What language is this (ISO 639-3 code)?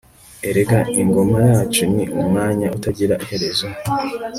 kin